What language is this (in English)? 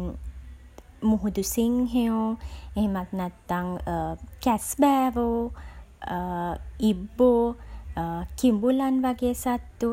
Sinhala